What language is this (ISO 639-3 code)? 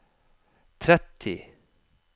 nor